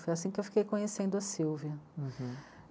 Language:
Portuguese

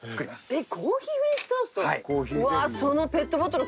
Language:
Japanese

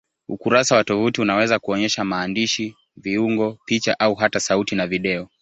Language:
Swahili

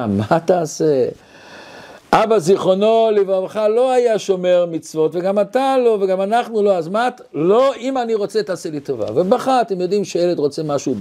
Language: Hebrew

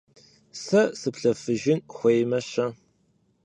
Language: Kabardian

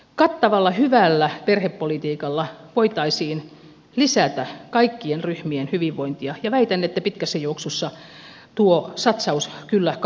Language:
Finnish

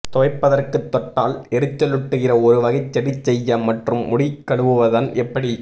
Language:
Tamil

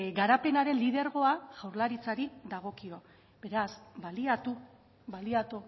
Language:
Basque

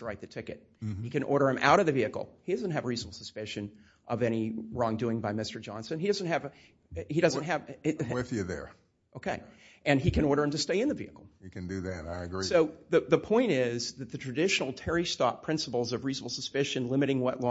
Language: English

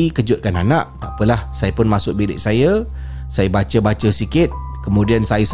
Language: Malay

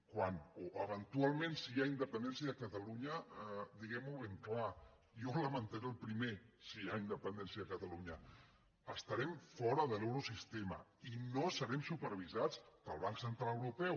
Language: Catalan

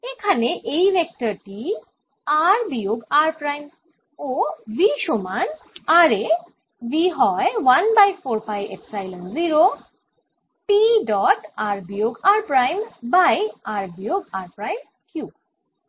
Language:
Bangla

